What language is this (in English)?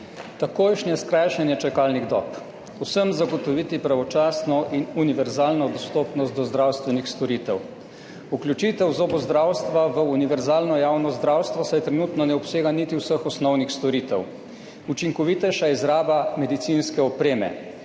Slovenian